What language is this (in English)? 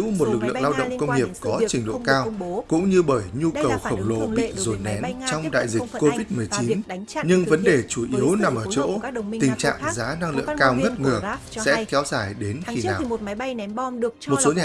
Vietnamese